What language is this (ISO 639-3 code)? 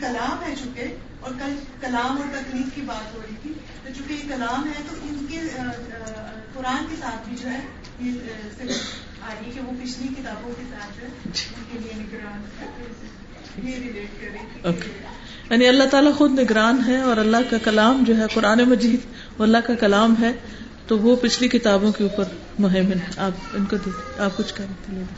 urd